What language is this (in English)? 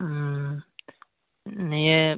Santali